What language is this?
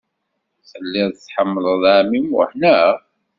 Kabyle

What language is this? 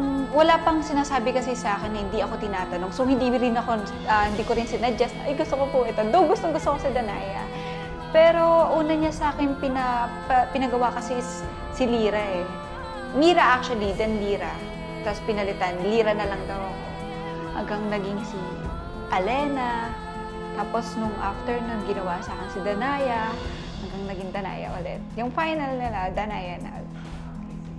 Filipino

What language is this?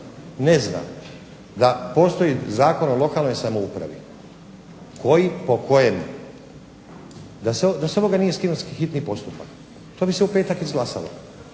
Croatian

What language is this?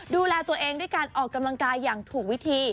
Thai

